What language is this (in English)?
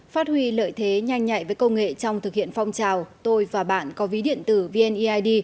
Vietnamese